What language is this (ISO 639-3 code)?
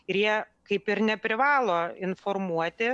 lit